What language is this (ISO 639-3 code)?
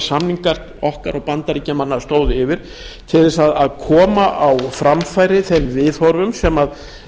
isl